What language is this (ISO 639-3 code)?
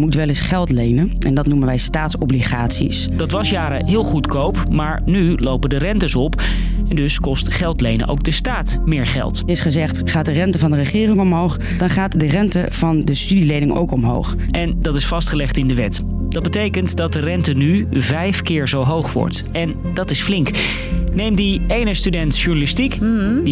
nld